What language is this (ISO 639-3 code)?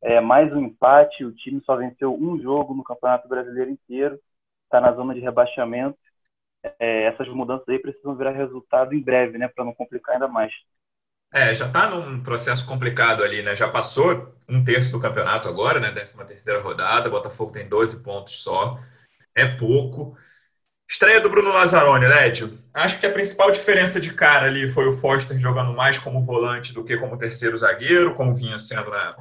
por